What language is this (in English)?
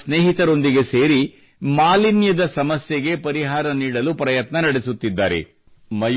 Kannada